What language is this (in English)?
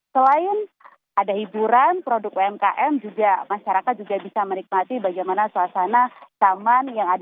Indonesian